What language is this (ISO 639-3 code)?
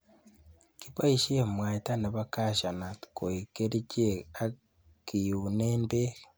kln